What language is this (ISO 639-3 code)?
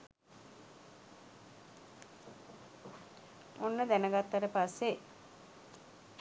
sin